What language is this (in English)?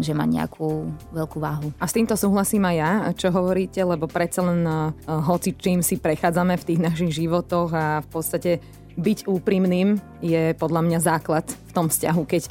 Slovak